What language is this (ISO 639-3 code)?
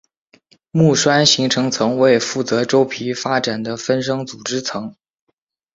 zho